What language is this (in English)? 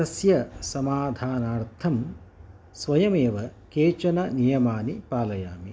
Sanskrit